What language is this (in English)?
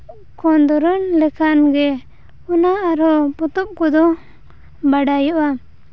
Santali